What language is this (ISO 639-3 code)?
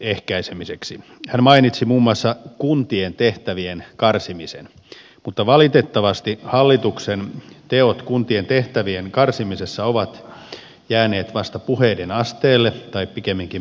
fin